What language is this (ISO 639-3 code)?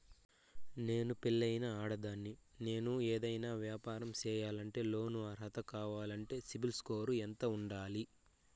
tel